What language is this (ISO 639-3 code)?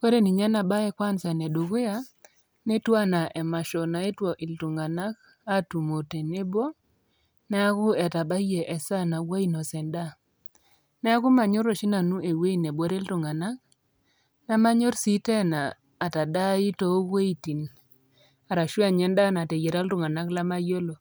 mas